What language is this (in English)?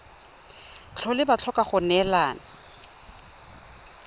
Tswana